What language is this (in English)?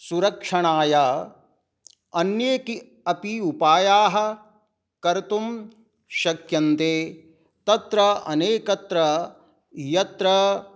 Sanskrit